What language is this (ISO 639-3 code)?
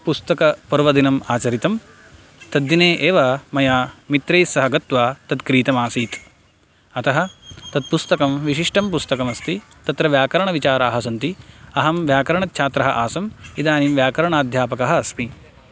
san